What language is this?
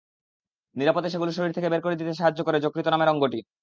Bangla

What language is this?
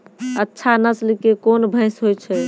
Maithili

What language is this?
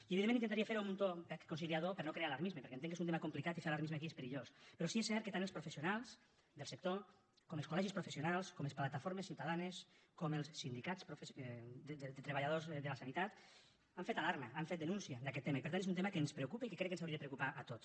Catalan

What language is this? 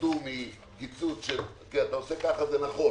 Hebrew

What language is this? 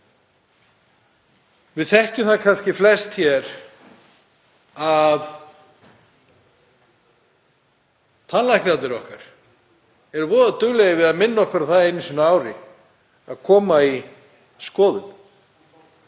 Icelandic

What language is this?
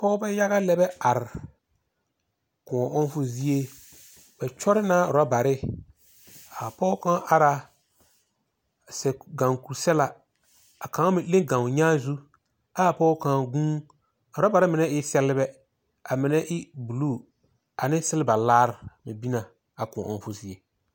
Southern Dagaare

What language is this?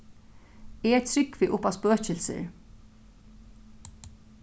Faroese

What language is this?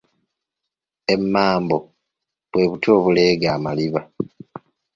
Ganda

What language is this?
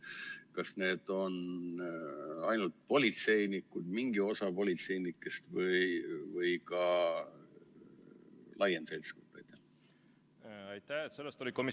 Estonian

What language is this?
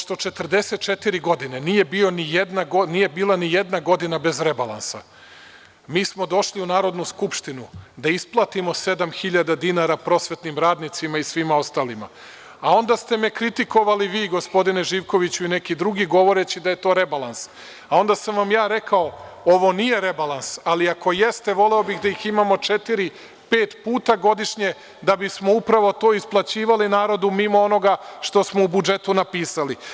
Serbian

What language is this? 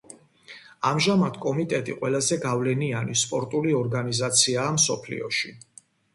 Georgian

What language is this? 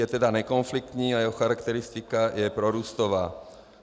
Czech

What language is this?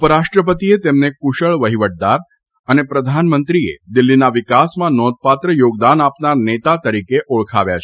Gujarati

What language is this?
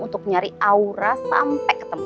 Indonesian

